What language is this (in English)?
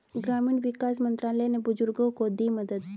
Hindi